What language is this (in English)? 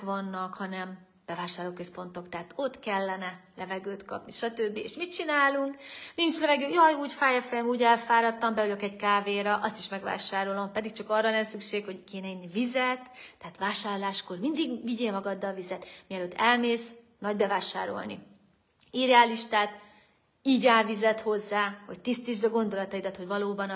Hungarian